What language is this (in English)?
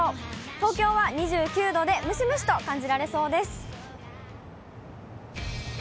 Japanese